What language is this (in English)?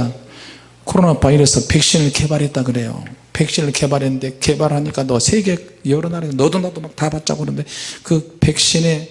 Korean